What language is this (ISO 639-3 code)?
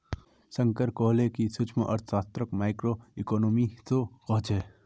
mag